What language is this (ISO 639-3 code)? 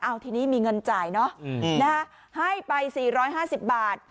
tha